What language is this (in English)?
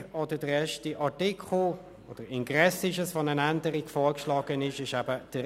Swiss German